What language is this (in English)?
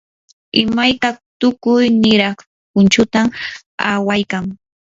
Yanahuanca Pasco Quechua